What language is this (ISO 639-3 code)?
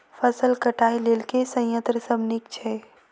mai